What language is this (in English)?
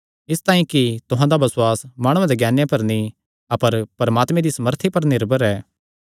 Kangri